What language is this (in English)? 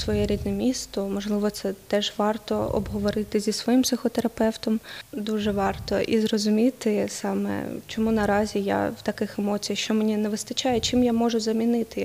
Ukrainian